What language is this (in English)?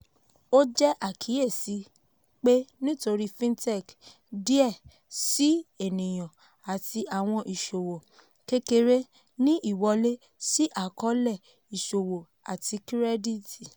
Yoruba